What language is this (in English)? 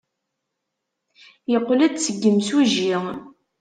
Kabyle